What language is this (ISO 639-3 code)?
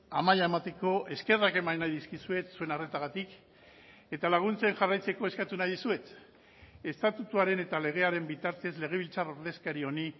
eus